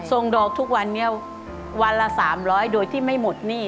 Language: Thai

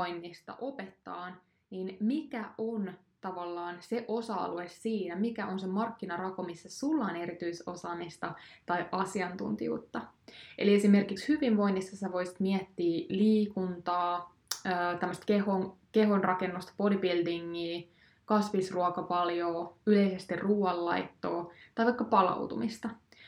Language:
Finnish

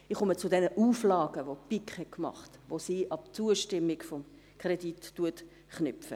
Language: Swiss German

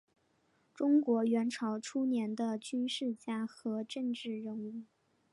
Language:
Chinese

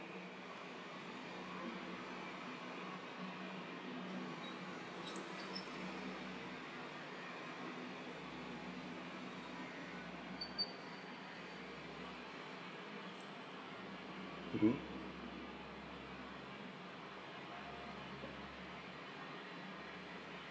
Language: English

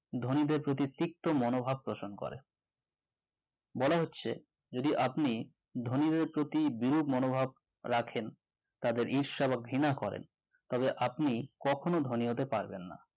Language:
Bangla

